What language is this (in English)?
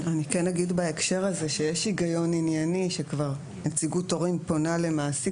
Hebrew